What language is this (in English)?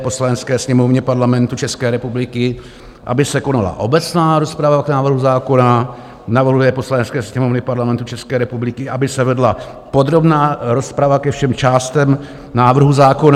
Czech